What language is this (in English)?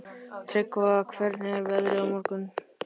Icelandic